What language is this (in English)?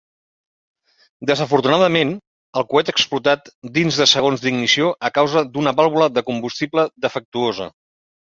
Catalan